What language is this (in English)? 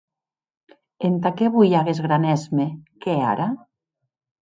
Occitan